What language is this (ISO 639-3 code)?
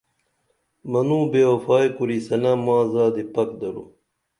dml